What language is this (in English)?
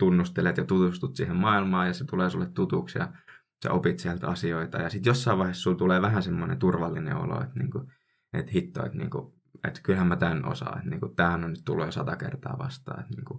Finnish